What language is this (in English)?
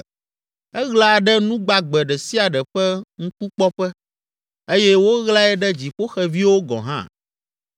Ewe